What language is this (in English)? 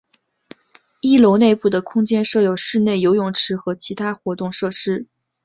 Chinese